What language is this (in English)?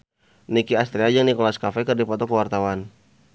Sundanese